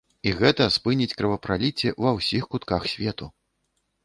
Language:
Belarusian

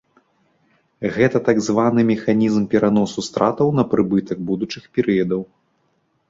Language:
Belarusian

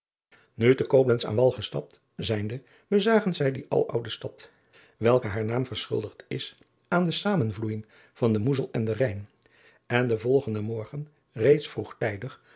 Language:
Dutch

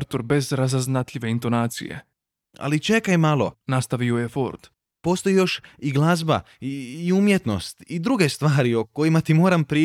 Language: Croatian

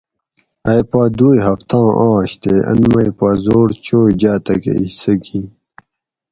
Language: Gawri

